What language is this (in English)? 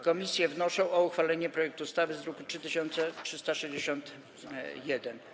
Polish